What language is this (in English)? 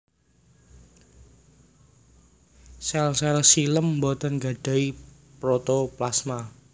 Javanese